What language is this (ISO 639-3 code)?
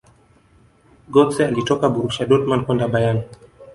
swa